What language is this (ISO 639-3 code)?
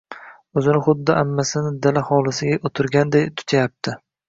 uzb